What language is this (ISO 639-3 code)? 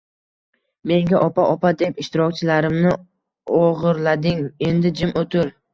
uzb